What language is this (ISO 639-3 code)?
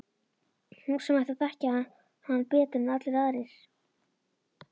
isl